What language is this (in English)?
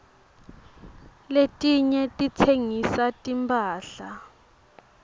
Swati